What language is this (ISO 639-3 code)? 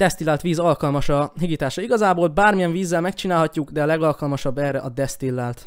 hun